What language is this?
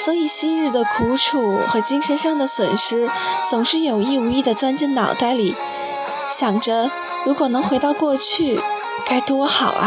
Chinese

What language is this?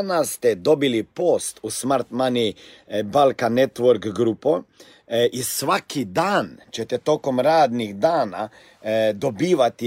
Croatian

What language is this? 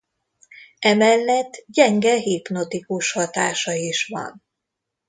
Hungarian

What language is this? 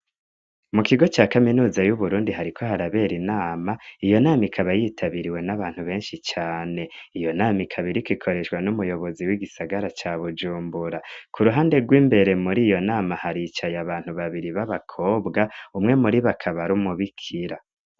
Rundi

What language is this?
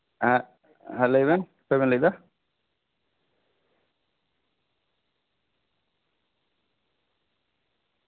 Santali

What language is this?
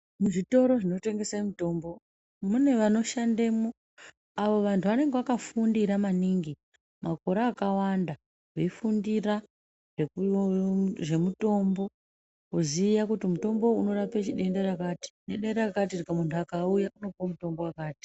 Ndau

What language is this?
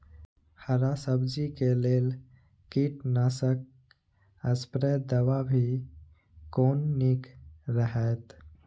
Maithili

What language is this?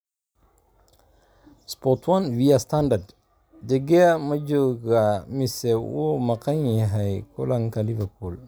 Somali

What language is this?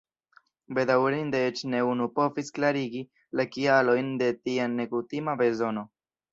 Esperanto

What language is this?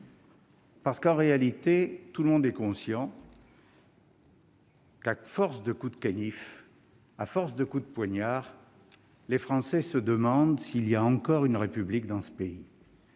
French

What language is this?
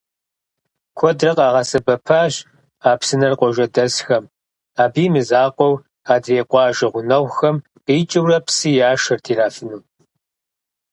Kabardian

